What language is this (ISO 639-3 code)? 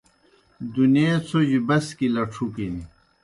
plk